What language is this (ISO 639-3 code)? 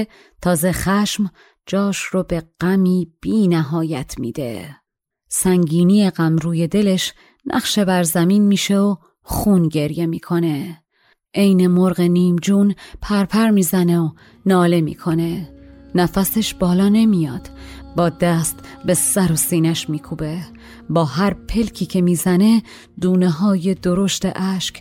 fas